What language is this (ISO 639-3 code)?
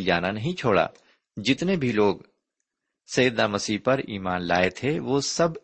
urd